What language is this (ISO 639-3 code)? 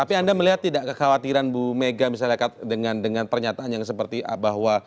ind